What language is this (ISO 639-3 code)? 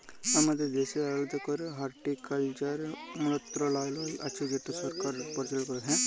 ben